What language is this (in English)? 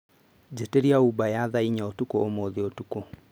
Kikuyu